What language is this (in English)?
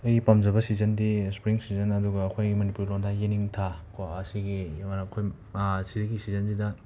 Manipuri